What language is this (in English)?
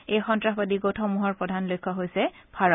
Assamese